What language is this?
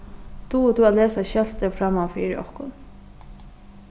Faroese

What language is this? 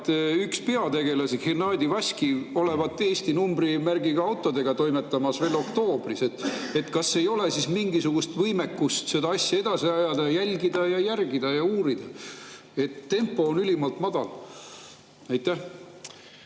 Estonian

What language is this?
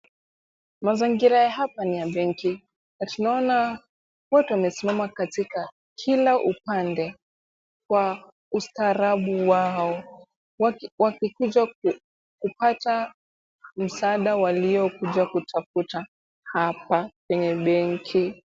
Swahili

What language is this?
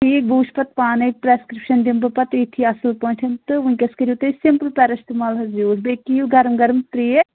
Kashmiri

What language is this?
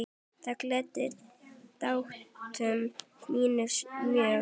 Icelandic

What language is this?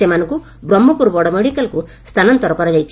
Odia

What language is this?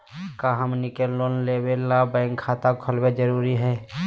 Magahi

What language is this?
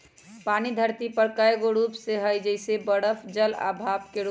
Magahi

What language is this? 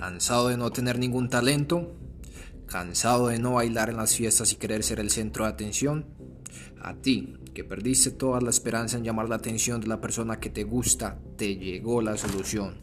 Spanish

